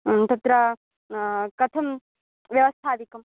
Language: Sanskrit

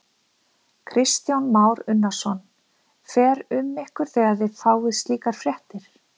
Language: Icelandic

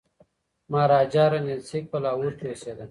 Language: Pashto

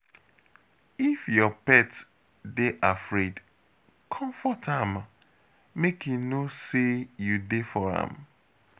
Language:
Nigerian Pidgin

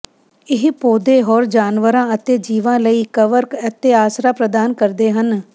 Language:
Punjabi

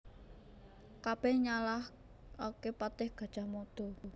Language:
Javanese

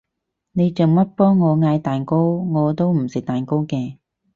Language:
Cantonese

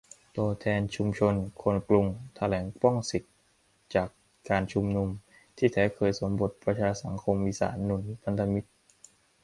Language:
Thai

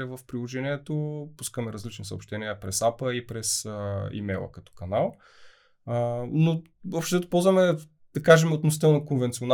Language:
Bulgarian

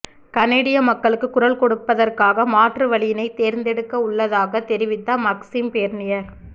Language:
Tamil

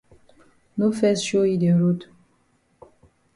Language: Cameroon Pidgin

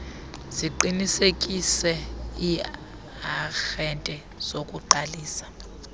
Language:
Xhosa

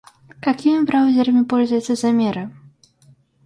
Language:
Russian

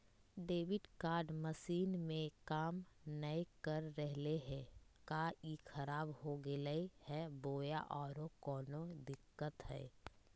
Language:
Magahi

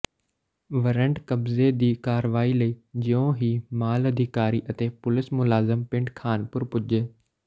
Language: Punjabi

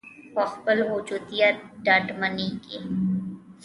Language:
Pashto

